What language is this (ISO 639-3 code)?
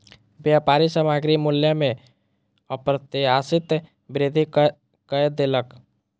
mai